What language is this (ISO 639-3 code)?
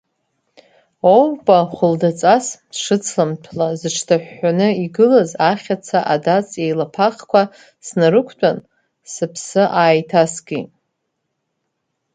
abk